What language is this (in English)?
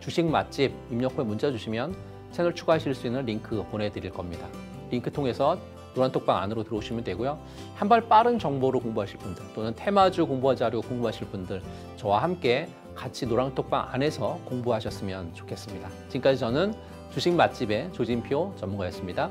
Korean